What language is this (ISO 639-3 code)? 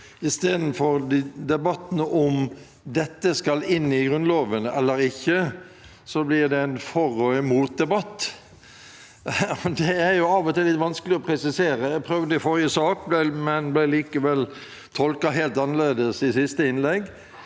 nor